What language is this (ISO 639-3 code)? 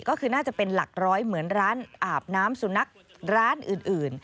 tha